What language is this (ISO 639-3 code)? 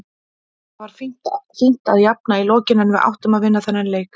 isl